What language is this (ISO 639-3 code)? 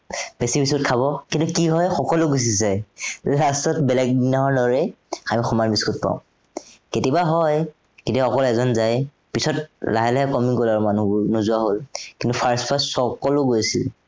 asm